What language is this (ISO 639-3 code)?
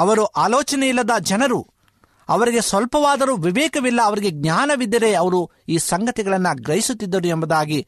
kan